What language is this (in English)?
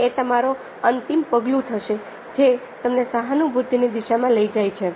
Gujarati